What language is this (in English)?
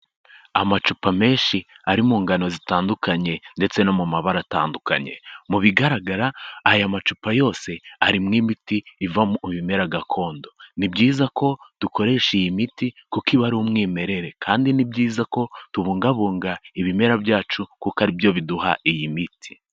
Kinyarwanda